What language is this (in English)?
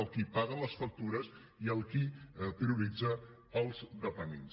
Catalan